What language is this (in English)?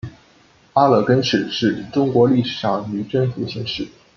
Chinese